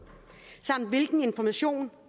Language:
Danish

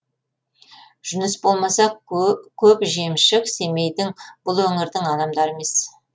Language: Kazakh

